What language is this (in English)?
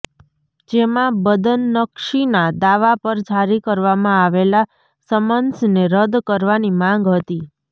Gujarati